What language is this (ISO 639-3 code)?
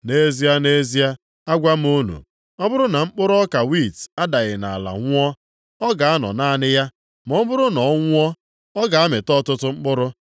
ibo